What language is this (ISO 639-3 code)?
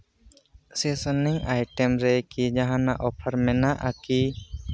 sat